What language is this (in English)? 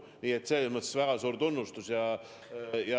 Estonian